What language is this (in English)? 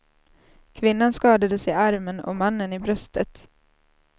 Swedish